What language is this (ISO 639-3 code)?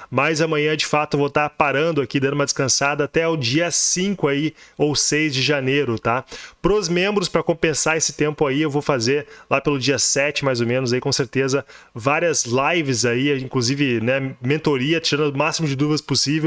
por